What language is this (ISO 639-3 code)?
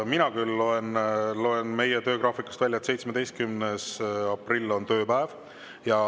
est